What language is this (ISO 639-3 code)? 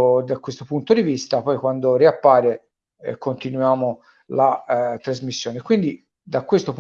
ita